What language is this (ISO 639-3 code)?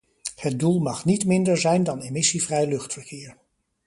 nld